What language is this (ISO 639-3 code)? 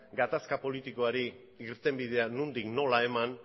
eus